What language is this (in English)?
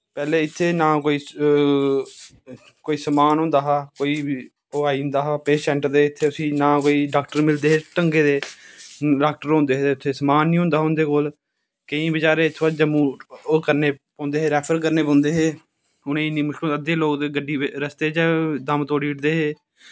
Dogri